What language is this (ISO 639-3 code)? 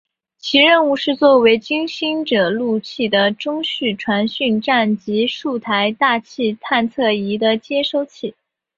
zho